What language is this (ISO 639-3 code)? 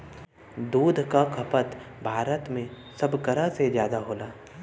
bho